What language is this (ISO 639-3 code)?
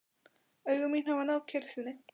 isl